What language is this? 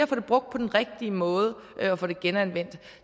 Danish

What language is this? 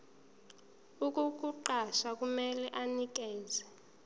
Zulu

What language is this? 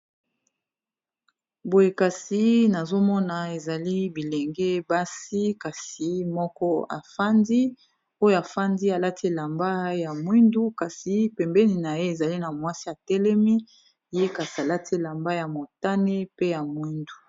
Lingala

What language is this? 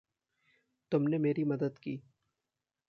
Hindi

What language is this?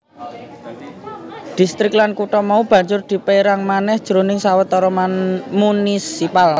Javanese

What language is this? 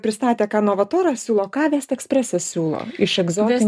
Lithuanian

